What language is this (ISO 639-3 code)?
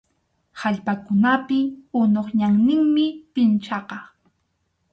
qxu